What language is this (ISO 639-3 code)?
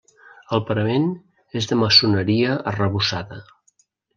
cat